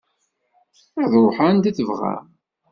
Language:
Kabyle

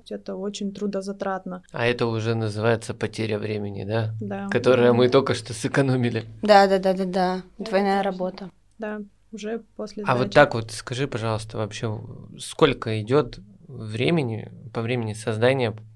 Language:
Russian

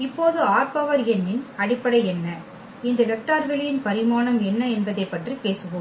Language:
Tamil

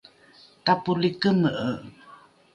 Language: Rukai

